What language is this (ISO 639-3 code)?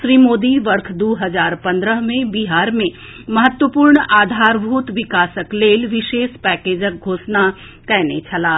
mai